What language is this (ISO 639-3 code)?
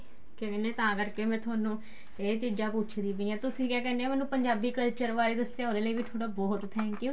pan